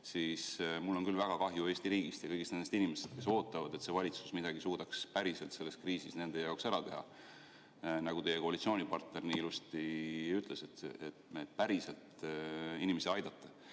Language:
Estonian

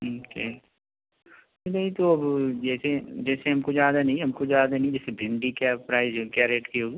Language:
Hindi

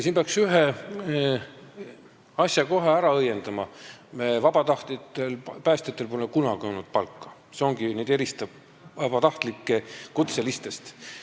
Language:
Estonian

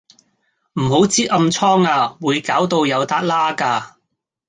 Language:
Cantonese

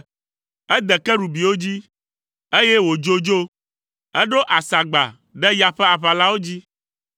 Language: Ewe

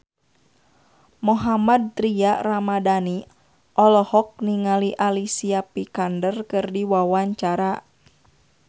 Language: Sundanese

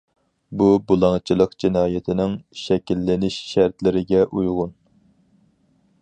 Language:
Uyghur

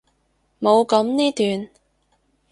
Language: Cantonese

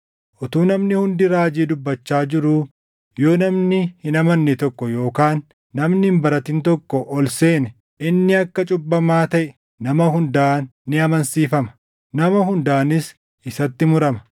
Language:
Oromo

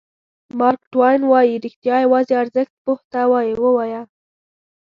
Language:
Pashto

